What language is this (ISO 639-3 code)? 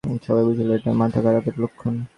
ben